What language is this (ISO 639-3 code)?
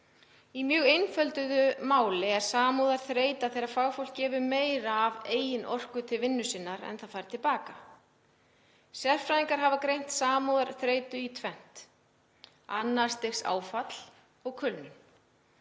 isl